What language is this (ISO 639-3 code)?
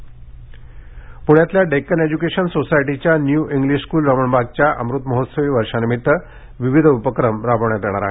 mar